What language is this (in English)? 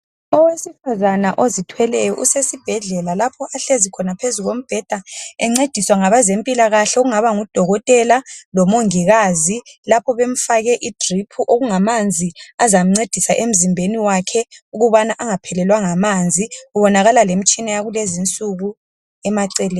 North Ndebele